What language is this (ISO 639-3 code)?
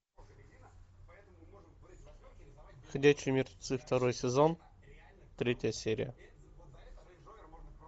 rus